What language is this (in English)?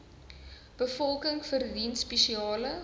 Afrikaans